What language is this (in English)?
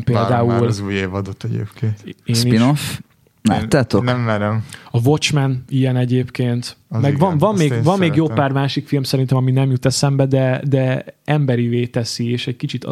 Hungarian